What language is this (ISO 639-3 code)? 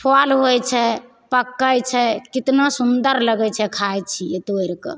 mai